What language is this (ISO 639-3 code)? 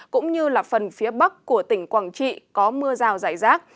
vie